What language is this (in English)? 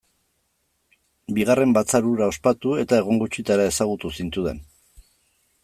Basque